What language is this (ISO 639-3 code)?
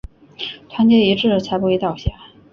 zho